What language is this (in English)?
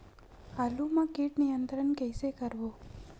Chhattisgarhi